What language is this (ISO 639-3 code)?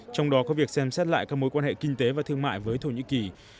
vie